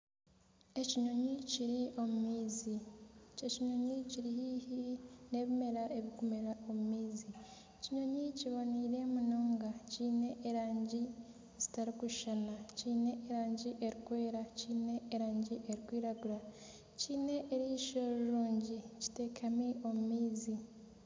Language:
Nyankole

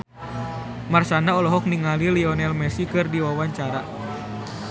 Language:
Sundanese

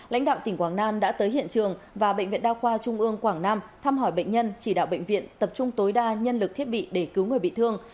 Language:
Vietnamese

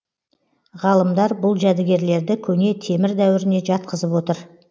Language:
Kazakh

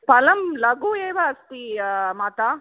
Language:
Sanskrit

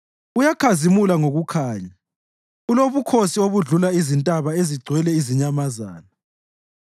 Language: North Ndebele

